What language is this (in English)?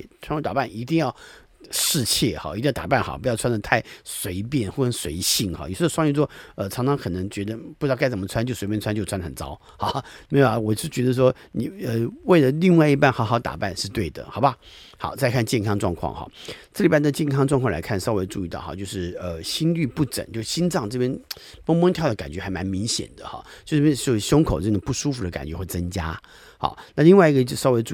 Chinese